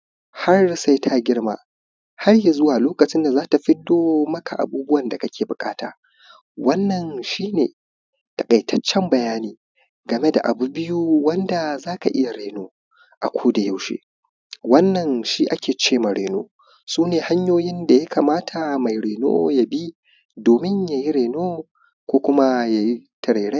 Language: Hausa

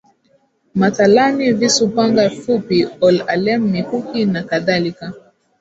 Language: Swahili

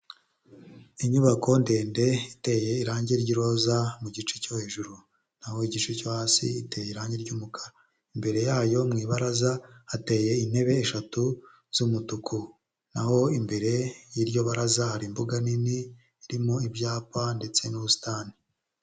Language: Kinyarwanda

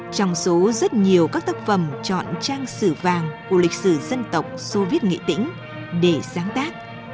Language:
Vietnamese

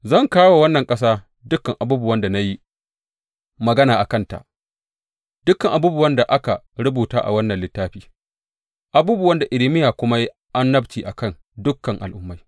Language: Hausa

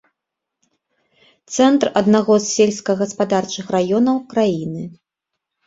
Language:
Belarusian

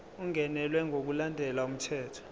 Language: Zulu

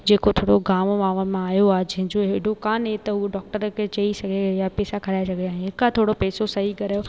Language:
Sindhi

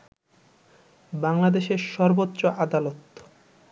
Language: Bangla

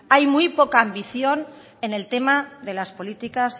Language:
Spanish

